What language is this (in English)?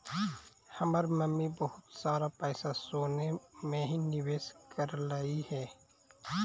Magahi